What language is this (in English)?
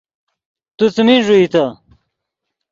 Yidgha